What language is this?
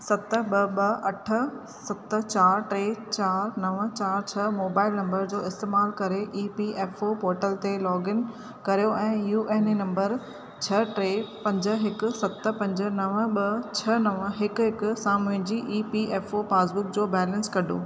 Sindhi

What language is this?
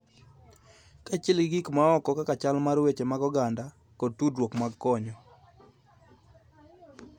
Luo (Kenya and Tanzania)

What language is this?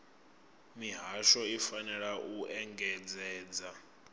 Venda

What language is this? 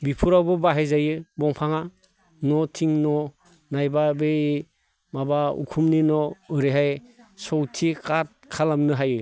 Bodo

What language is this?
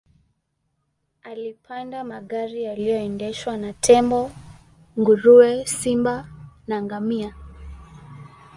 Swahili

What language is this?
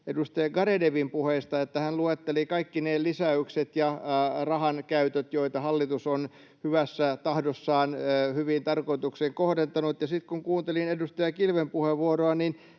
Finnish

